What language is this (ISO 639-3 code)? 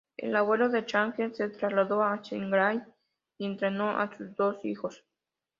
spa